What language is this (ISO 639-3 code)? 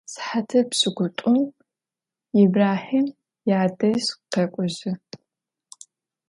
ady